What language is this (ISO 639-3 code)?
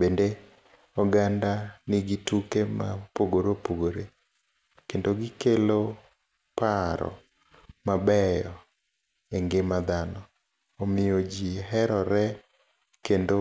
luo